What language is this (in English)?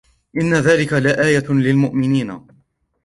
Arabic